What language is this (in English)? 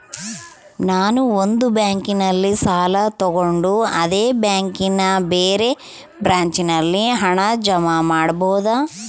Kannada